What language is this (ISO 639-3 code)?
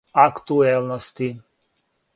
srp